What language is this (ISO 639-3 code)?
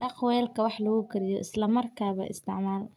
som